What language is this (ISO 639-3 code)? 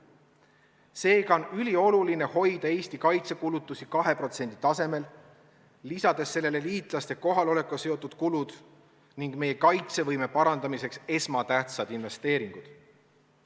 est